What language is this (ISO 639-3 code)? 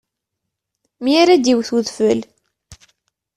kab